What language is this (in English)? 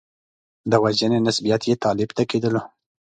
Pashto